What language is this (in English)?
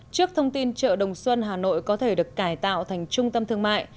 Vietnamese